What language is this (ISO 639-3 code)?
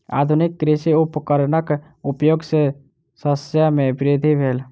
mai